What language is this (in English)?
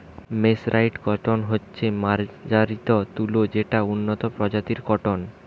Bangla